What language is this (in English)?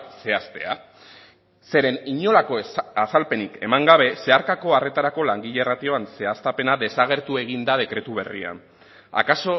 Basque